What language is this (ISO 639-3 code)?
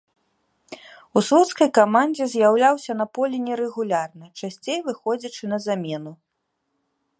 bel